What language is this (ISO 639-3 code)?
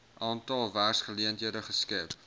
afr